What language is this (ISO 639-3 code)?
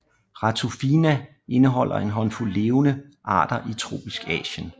dan